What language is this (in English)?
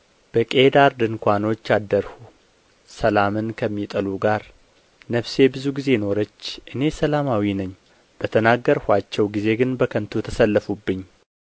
Amharic